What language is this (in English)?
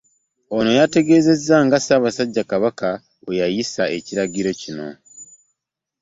Ganda